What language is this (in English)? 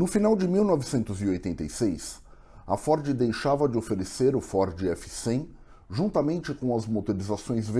Portuguese